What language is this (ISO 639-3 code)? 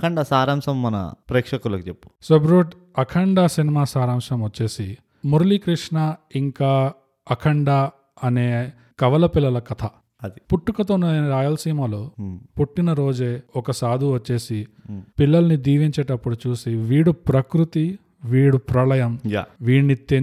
tel